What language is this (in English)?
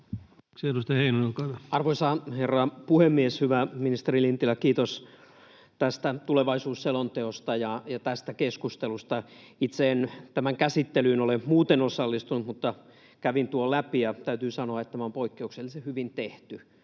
Finnish